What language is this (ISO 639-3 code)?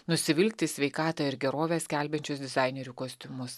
lit